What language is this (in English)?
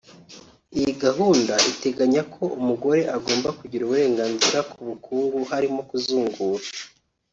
Kinyarwanda